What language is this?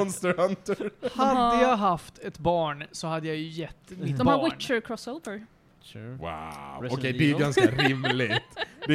Swedish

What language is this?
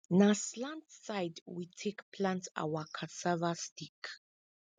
Nigerian Pidgin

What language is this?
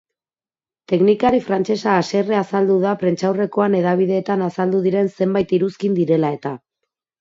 Basque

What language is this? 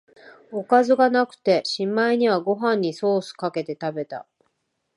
Japanese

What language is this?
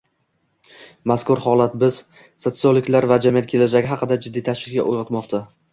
Uzbek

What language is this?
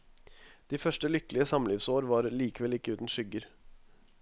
Norwegian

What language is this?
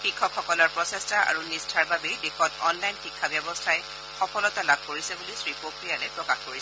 Assamese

